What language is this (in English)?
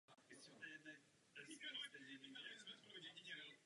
Czech